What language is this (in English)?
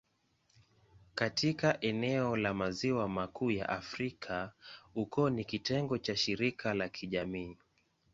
Swahili